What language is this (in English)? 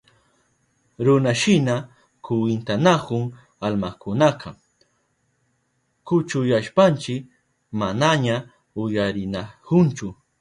Southern Pastaza Quechua